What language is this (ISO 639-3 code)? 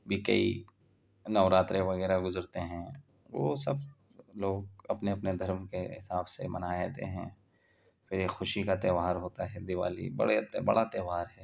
urd